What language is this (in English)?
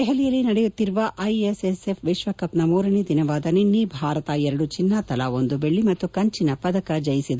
Kannada